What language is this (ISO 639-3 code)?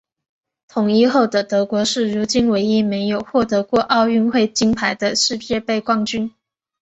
zho